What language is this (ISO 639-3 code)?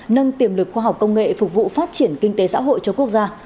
vie